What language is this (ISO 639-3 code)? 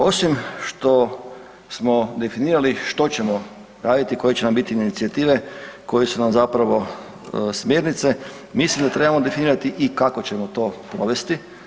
hrv